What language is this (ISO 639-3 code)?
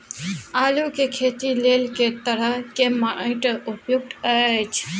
mai